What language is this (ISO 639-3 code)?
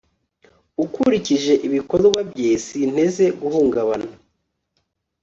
kin